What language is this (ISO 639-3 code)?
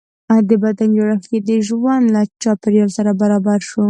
pus